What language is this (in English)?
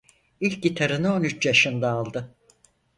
Turkish